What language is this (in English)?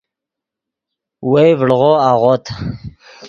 Yidgha